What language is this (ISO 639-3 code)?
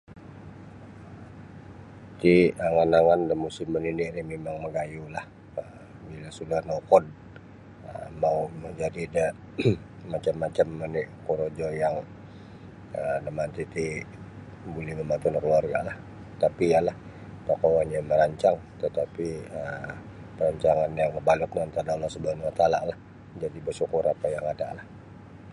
bsy